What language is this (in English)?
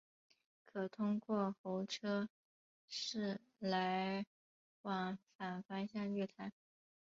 Chinese